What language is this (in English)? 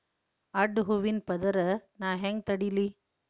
Kannada